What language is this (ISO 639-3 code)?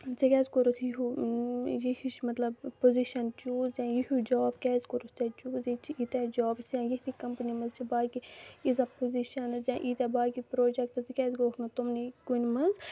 kas